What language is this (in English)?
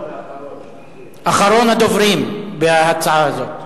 Hebrew